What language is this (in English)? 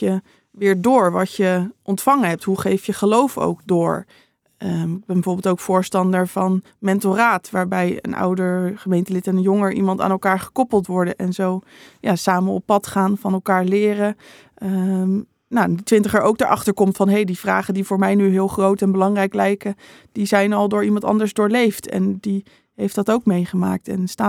Dutch